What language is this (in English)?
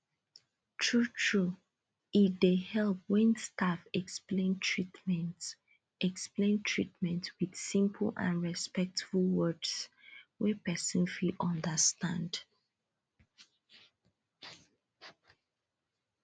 Nigerian Pidgin